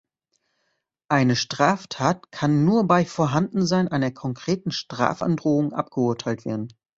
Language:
German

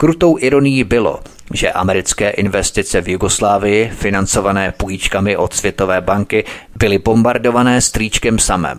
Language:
Czech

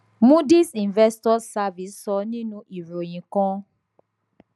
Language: Yoruba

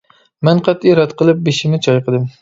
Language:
Uyghur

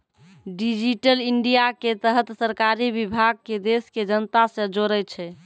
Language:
Maithili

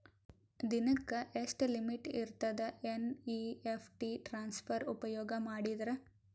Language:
Kannada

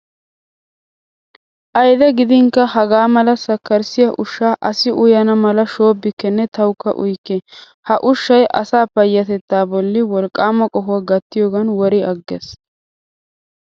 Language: Wolaytta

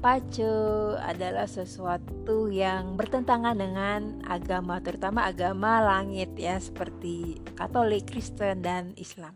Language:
Indonesian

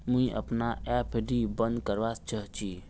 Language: Magahi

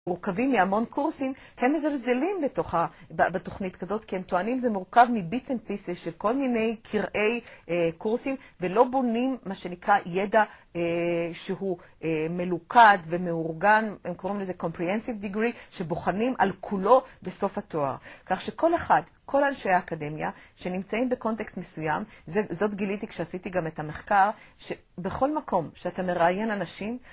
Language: Hebrew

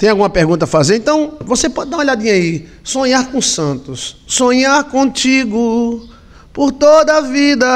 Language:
Portuguese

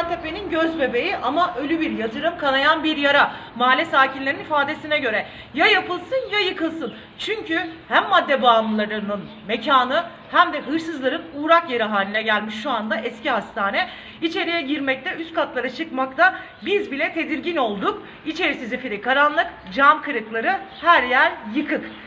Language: Turkish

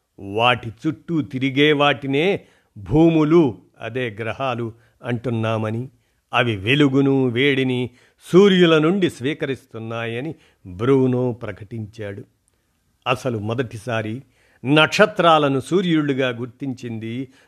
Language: Telugu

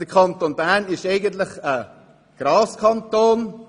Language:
Swiss German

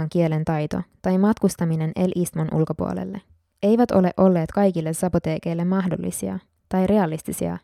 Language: Finnish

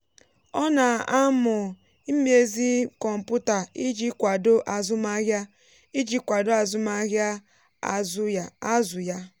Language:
Igbo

